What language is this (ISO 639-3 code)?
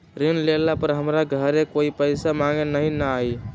mag